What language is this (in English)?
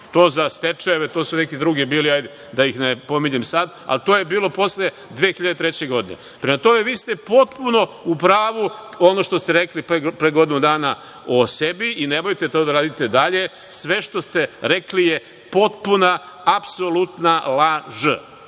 Serbian